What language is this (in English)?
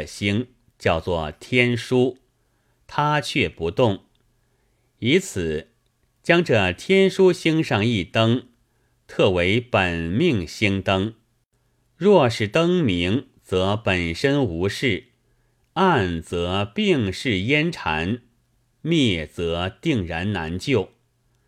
Chinese